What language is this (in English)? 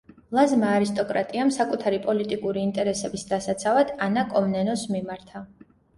Georgian